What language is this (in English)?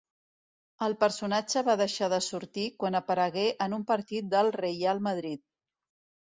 Catalan